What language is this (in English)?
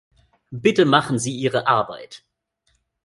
German